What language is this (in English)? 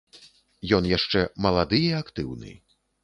Belarusian